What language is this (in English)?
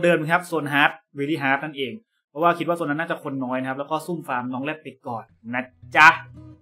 Thai